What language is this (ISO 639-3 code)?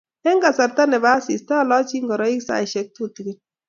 kln